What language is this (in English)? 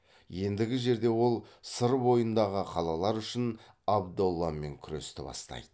Kazakh